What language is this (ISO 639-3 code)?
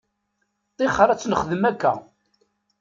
kab